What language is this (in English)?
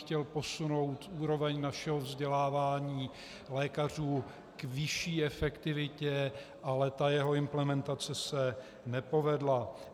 Czech